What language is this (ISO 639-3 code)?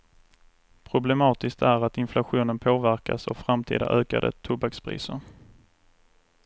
swe